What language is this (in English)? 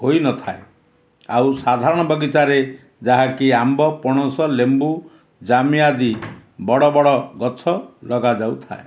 Odia